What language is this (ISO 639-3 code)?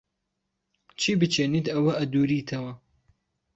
ckb